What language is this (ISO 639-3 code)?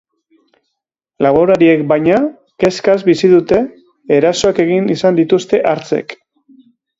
eus